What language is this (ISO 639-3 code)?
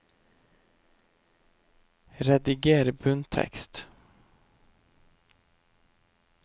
nor